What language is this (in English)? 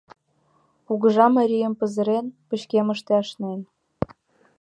Mari